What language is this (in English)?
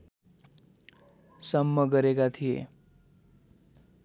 Nepali